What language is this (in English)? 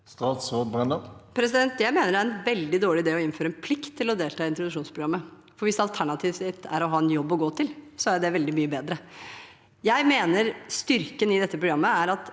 Norwegian